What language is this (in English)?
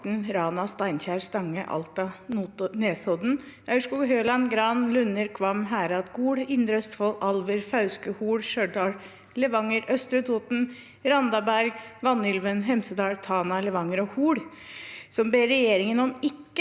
Norwegian